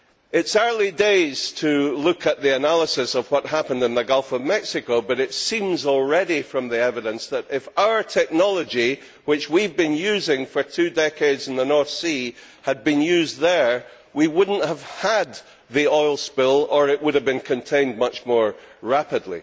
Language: English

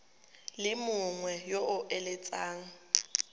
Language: Tswana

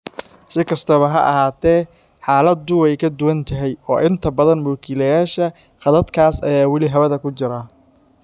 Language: Somali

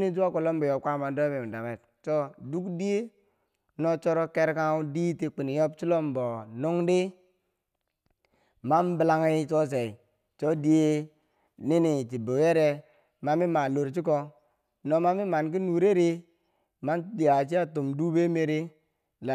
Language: Bangwinji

